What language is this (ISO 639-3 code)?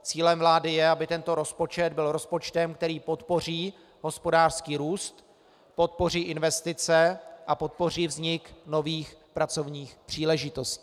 ces